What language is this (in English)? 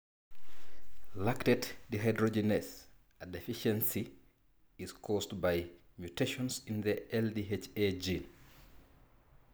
Masai